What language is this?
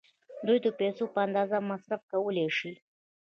Pashto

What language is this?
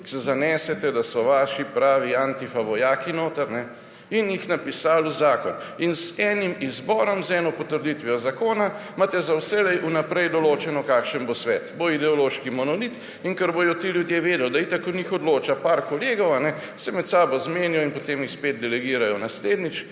Slovenian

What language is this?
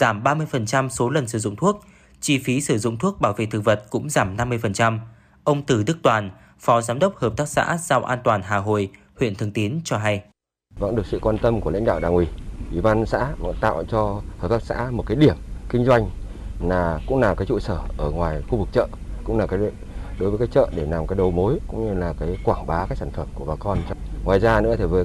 Vietnamese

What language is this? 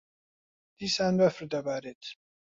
Central Kurdish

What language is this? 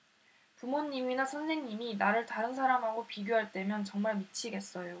Korean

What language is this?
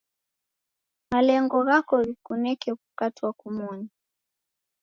Taita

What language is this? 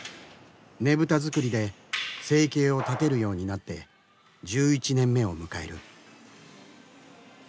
Japanese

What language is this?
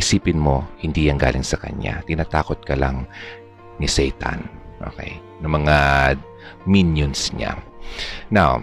Filipino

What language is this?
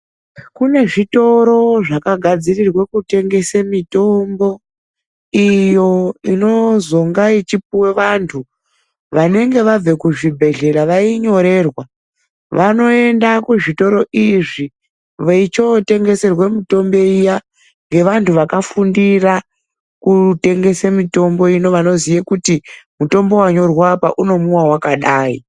Ndau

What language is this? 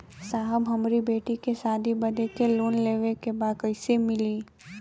Bhojpuri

